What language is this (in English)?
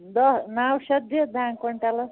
Kashmiri